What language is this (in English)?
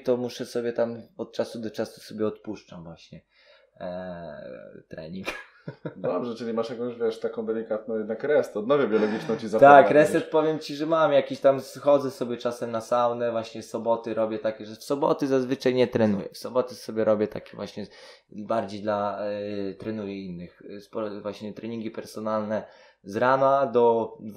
Polish